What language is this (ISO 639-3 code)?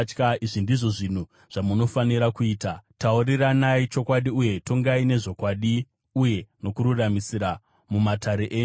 sna